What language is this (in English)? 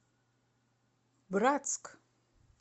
Russian